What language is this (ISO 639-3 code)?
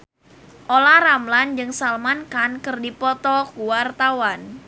sun